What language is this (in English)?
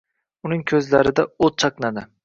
Uzbek